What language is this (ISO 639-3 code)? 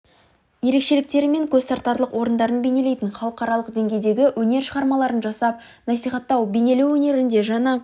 kaz